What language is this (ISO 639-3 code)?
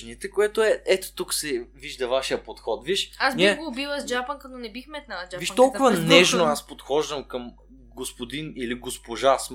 bul